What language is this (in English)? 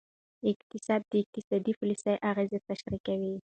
Pashto